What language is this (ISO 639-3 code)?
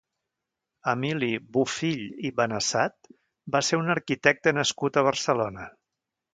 cat